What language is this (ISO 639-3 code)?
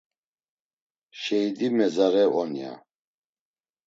lzz